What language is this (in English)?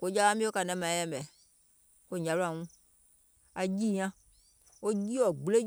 Gola